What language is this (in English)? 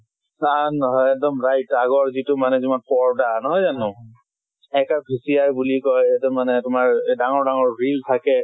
Assamese